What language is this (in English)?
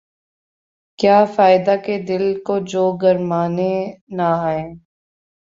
Urdu